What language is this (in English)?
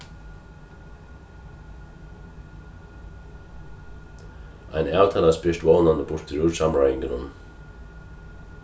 Faroese